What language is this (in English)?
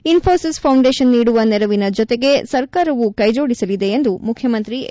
Kannada